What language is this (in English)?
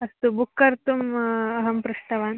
Sanskrit